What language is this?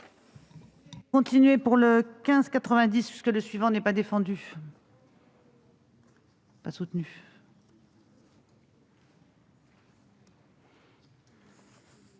French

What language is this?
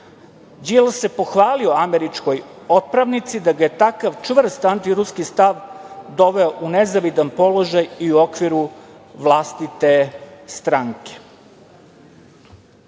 Serbian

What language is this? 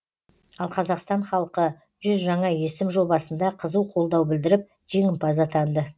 Kazakh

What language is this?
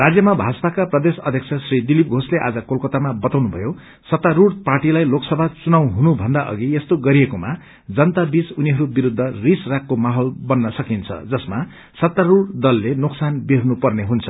Nepali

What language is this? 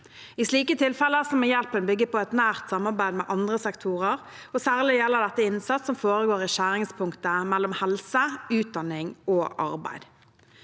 Norwegian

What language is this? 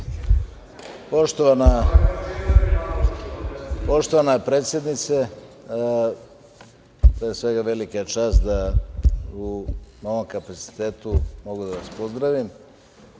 Serbian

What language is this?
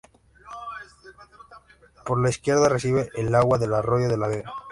Spanish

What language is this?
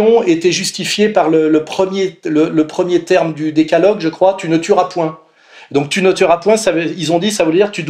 French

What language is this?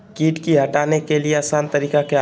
Magahi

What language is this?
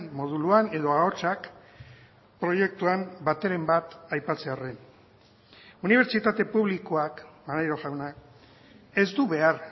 Basque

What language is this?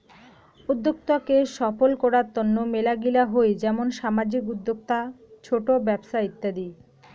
Bangla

